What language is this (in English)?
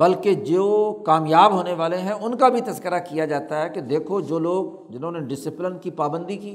Urdu